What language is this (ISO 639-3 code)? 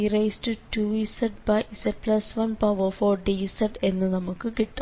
mal